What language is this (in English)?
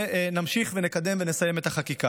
Hebrew